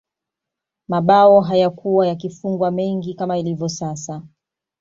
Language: Swahili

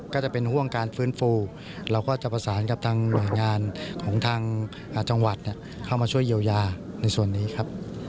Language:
Thai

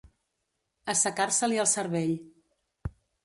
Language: Catalan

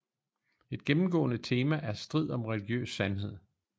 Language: Danish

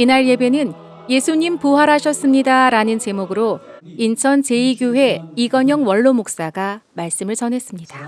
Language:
Korean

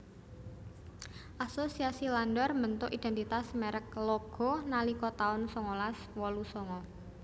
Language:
Javanese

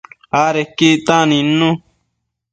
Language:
Matsés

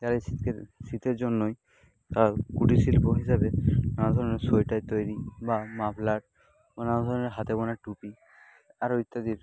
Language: Bangla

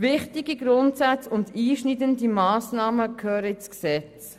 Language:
Swiss German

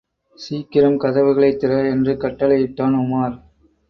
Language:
Tamil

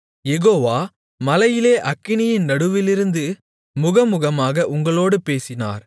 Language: Tamil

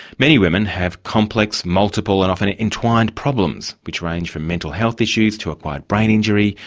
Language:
English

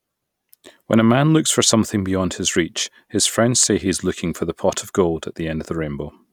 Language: English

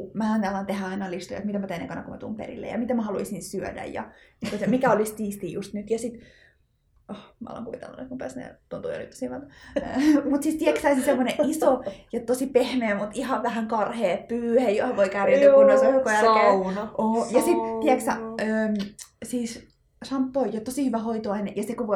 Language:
Finnish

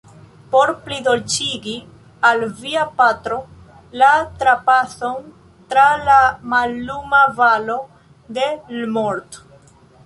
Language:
Esperanto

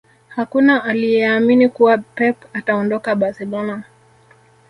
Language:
Swahili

